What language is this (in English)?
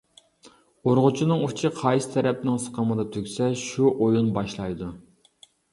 Uyghur